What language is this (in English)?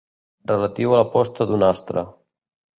Catalan